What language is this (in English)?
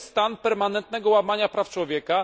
Polish